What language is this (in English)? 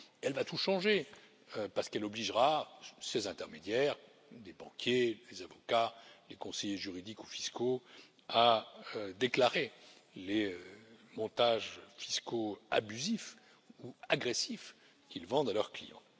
French